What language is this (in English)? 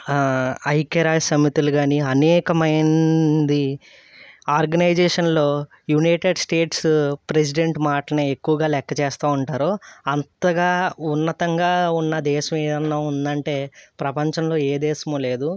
Telugu